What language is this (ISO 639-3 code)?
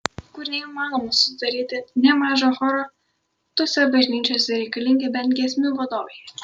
lit